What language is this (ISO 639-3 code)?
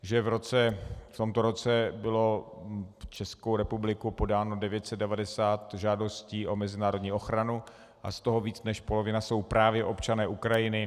ces